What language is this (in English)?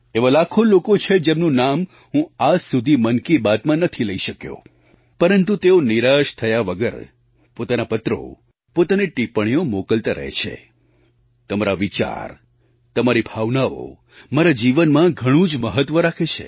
Gujarati